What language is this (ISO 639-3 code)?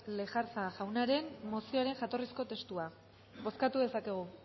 eus